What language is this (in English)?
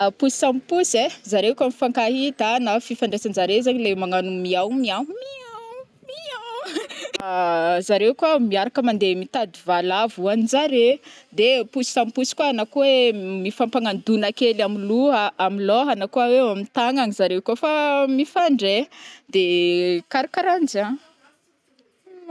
Northern Betsimisaraka Malagasy